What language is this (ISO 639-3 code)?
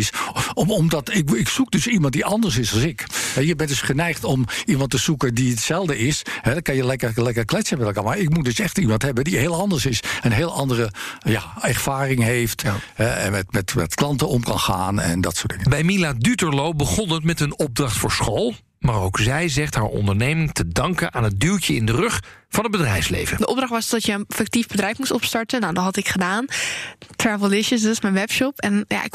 nld